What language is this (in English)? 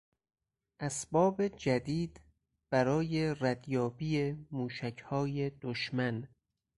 Persian